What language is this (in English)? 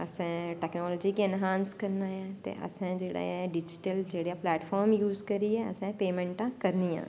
Dogri